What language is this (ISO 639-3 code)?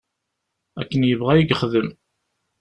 kab